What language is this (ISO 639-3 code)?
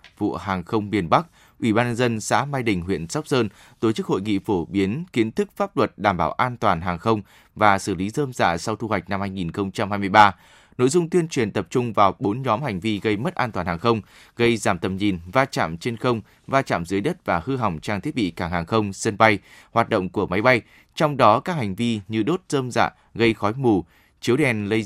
vie